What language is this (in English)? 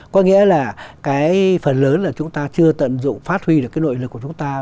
Vietnamese